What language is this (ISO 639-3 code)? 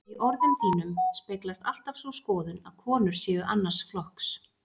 isl